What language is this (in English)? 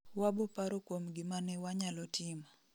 Luo (Kenya and Tanzania)